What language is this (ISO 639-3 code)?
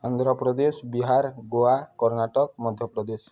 ori